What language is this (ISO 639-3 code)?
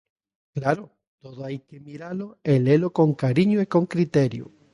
glg